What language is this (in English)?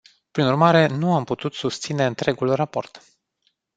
Romanian